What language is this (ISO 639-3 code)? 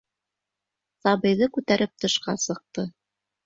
bak